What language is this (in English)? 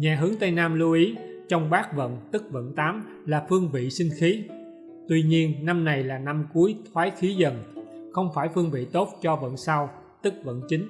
Vietnamese